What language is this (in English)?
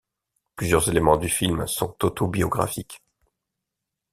French